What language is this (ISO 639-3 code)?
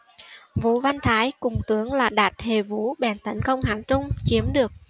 vie